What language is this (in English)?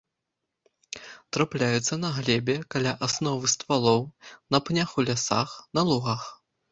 Belarusian